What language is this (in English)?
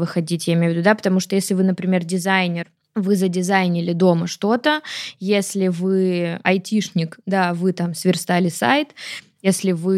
Russian